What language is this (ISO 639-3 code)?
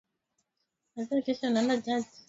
swa